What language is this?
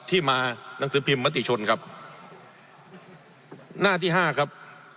Thai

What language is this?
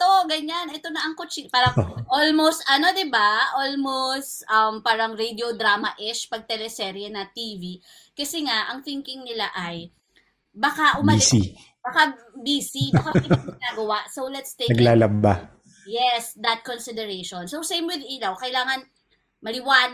Filipino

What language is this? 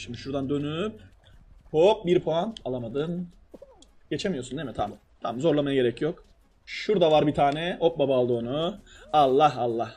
Turkish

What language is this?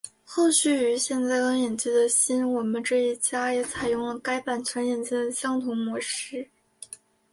Chinese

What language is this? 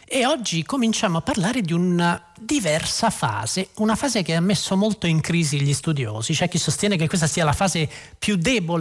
Italian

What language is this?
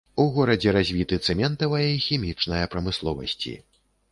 Belarusian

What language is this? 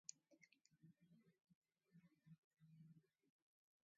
Mari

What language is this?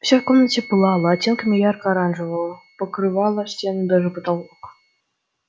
Russian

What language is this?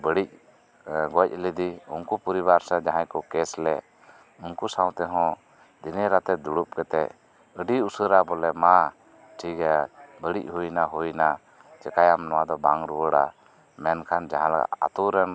Santali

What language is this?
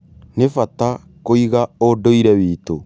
Kikuyu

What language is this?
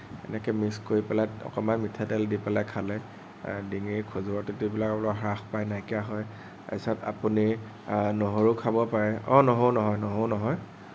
Assamese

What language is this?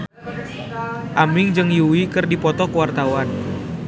Sundanese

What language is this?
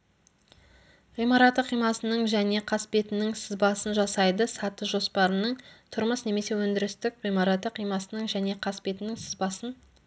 Kazakh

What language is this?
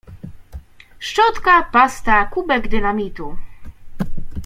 Polish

